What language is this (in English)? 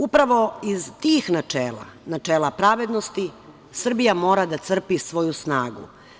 Serbian